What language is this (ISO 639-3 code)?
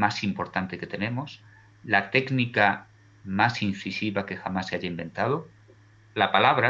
spa